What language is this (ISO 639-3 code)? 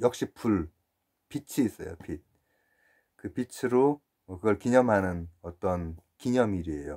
kor